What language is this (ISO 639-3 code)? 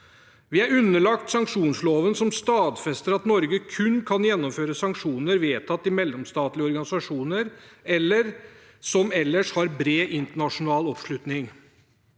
nor